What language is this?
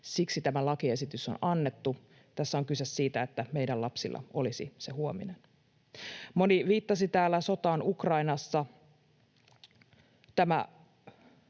Finnish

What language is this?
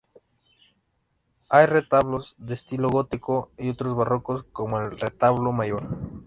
Spanish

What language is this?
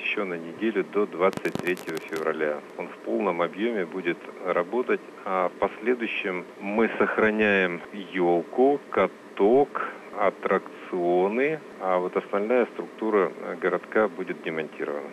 Russian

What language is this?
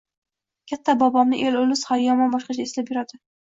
Uzbek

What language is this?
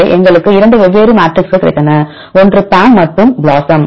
Tamil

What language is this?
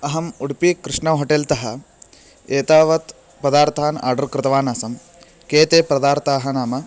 Sanskrit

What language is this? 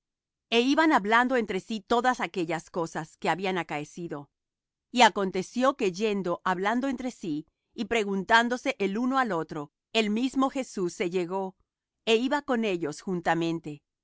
Spanish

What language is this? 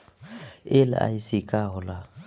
Bhojpuri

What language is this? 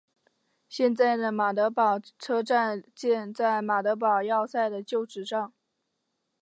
Chinese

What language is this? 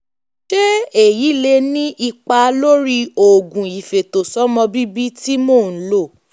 Yoruba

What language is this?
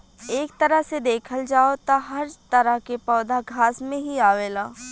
Bhojpuri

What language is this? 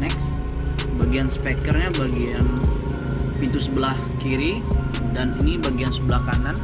Indonesian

